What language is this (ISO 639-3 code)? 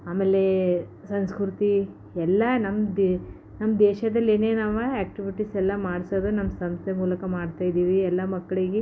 kan